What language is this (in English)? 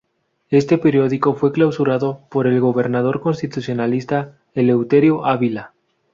Spanish